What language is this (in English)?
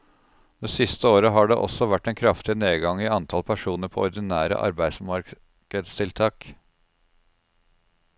Norwegian